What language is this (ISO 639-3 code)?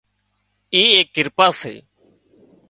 kxp